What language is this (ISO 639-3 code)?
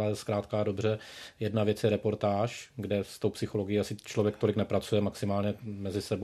ces